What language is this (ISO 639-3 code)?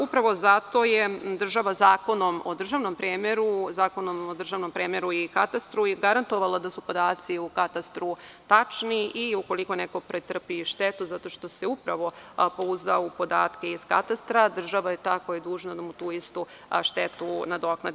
srp